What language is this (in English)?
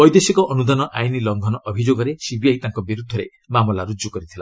Odia